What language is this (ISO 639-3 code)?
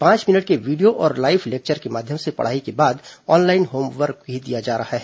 hin